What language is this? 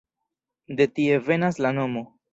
Esperanto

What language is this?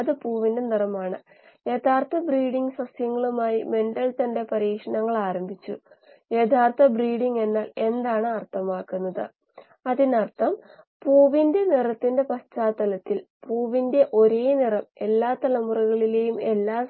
Malayalam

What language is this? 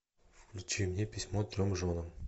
Russian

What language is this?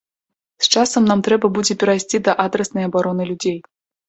Belarusian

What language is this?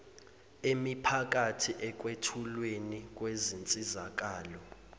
Zulu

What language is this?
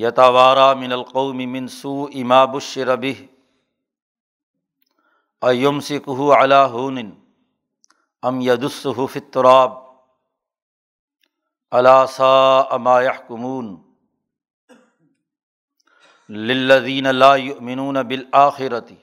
Urdu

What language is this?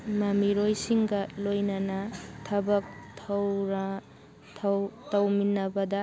Manipuri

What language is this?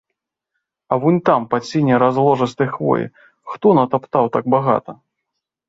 Belarusian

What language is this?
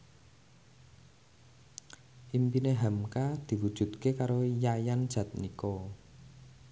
Javanese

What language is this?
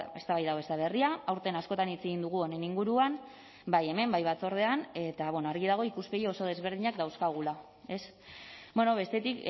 Basque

